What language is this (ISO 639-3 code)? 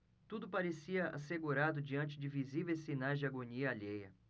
por